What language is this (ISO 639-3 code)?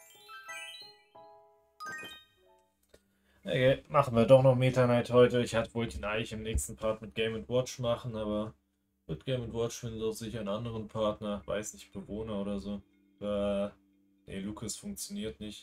deu